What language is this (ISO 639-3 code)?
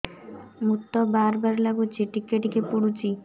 ori